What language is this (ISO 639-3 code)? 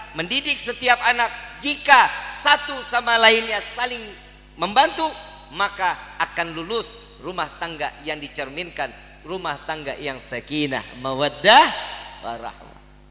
ind